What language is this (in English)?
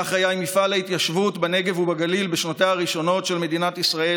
Hebrew